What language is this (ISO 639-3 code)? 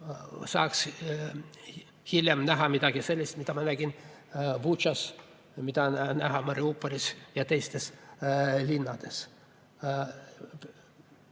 est